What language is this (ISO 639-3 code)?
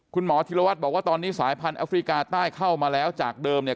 tha